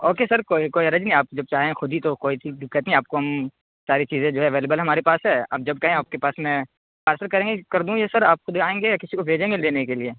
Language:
Urdu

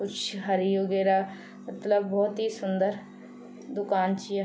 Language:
Garhwali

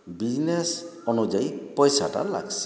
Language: Odia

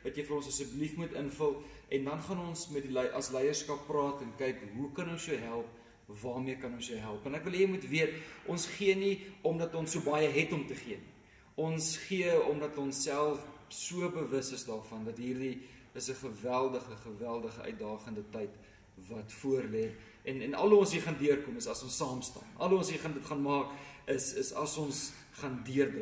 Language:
Dutch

